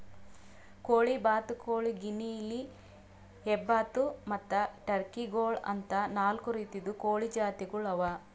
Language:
Kannada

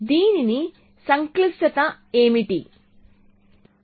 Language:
Telugu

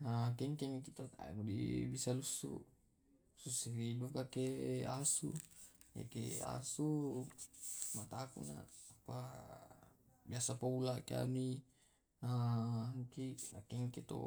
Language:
Tae'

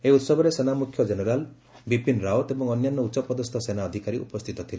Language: Odia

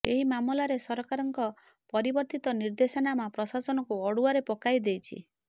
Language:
Odia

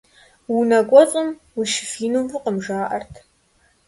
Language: Kabardian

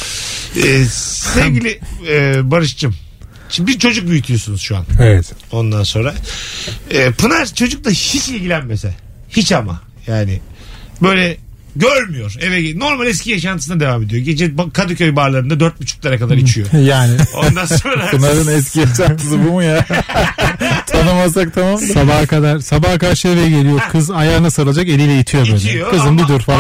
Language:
Turkish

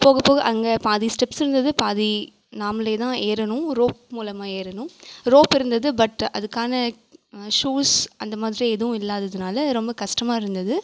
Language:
Tamil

